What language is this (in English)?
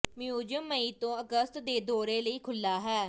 Punjabi